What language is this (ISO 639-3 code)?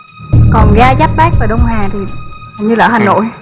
vie